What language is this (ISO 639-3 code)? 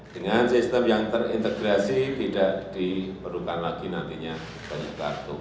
ind